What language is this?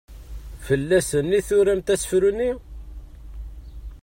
Kabyle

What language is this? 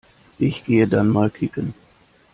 German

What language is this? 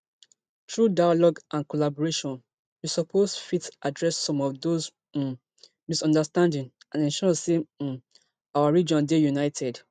Nigerian Pidgin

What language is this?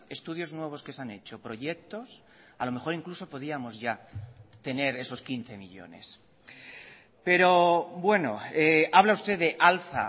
Spanish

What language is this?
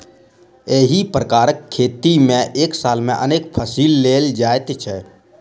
Maithili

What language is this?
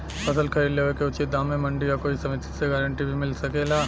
Bhojpuri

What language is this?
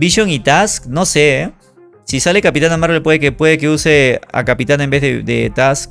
Spanish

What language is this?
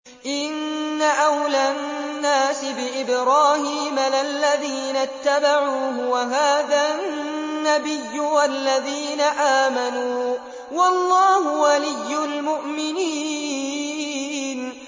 Arabic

